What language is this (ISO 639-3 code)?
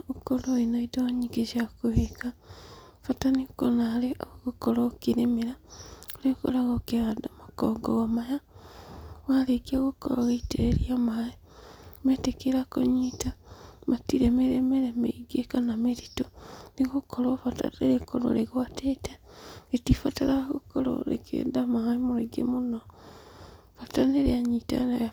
kik